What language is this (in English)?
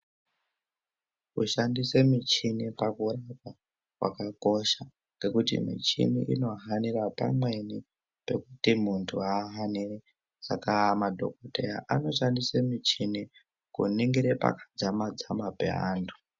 Ndau